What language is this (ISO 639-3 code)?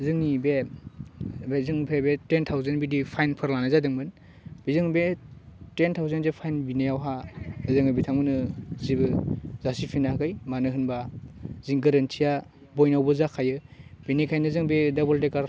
brx